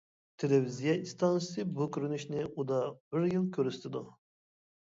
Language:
Uyghur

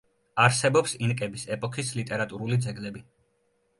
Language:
Georgian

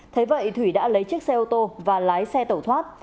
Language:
Vietnamese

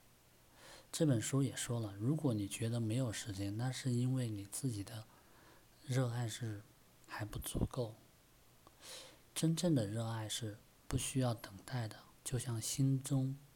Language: Chinese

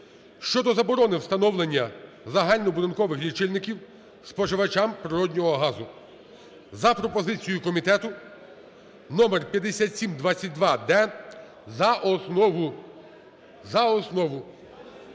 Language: Ukrainian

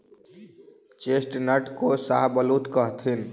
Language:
Magahi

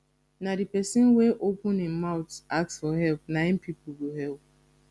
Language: Nigerian Pidgin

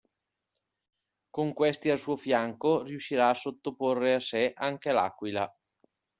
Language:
Italian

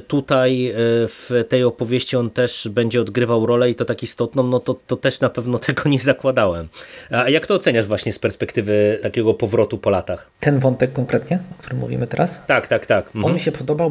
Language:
Polish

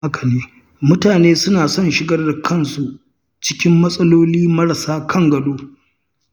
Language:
Hausa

